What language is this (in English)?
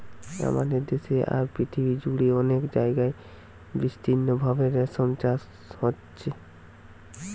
Bangla